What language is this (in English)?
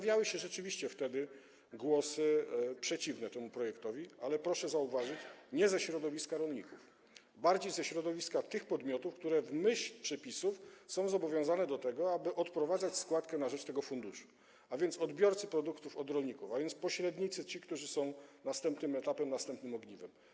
Polish